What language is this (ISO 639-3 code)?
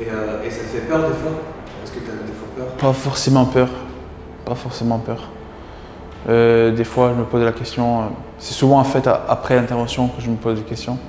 fra